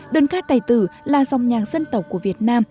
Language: Vietnamese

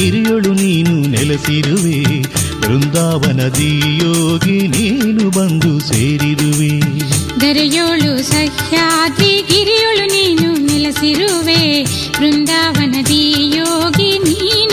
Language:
Kannada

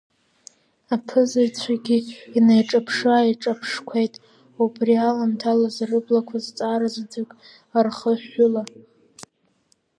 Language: Abkhazian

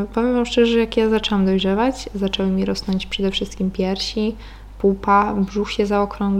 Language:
Polish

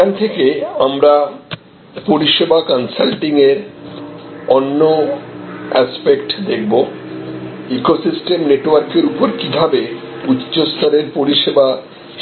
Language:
Bangla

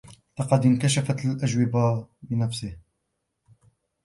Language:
Arabic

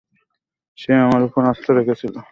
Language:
Bangla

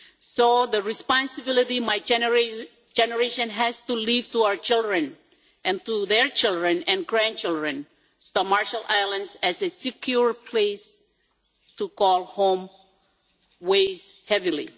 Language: English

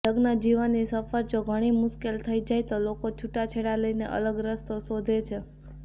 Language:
Gujarati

